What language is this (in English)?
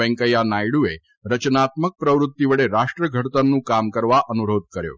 Gujarati